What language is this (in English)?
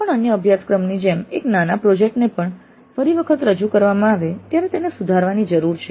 Gujarati